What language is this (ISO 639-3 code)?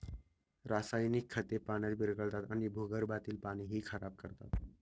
mar